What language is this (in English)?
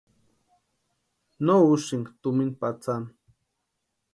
Western Highland Purepecha